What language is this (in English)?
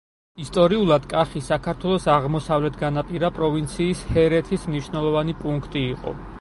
Georgian